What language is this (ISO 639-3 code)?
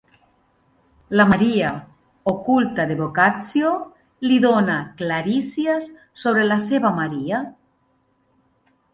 cat